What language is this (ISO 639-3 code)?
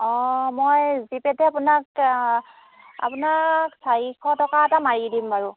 asm